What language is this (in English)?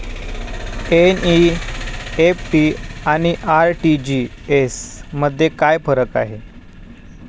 Marathi